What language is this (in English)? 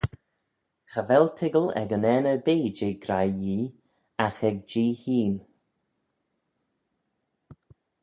Manx